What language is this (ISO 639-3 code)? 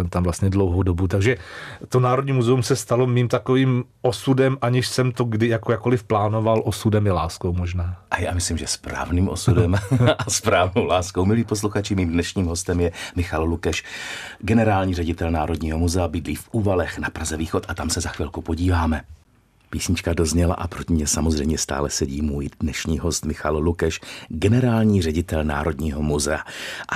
ces